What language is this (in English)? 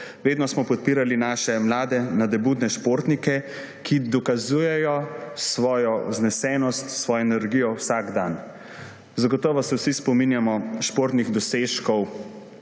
Slovenian